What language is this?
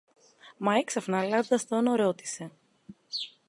Greek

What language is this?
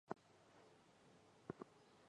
Chinese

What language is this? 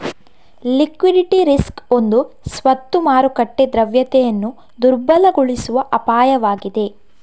Kannada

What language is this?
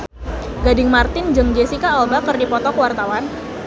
Sundanese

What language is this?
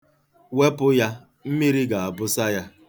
Igbo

